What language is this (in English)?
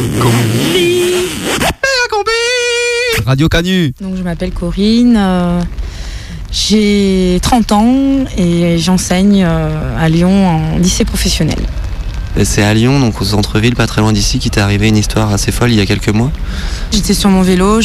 French